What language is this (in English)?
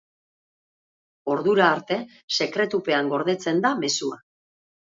Basque